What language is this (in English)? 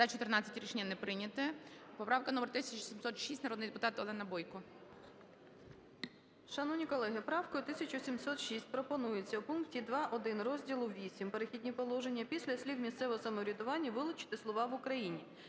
Ukrainian